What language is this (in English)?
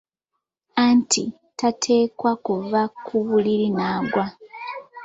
Ganda